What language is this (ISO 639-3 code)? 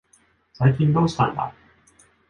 jpn